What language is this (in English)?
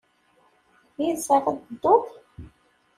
Kabyle